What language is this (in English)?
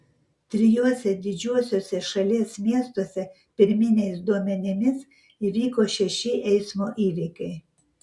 Lithuanian